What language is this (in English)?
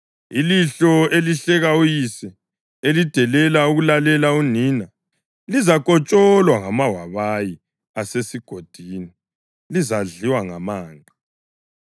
North Ndebele